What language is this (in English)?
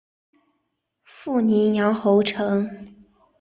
Chinese